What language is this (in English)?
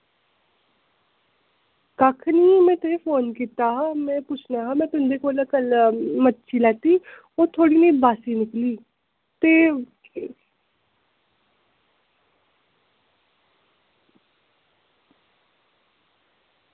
Dogri